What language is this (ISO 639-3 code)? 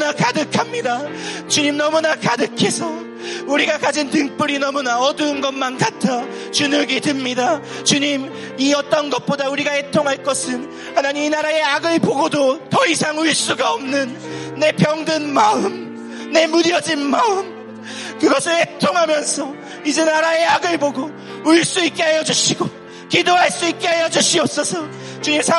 kor